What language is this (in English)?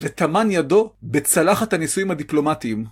Hebrew